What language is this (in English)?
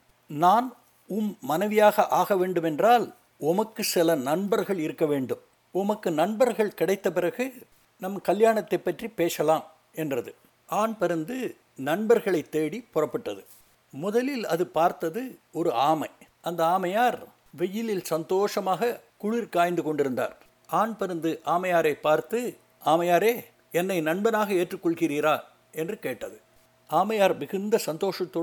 Tamil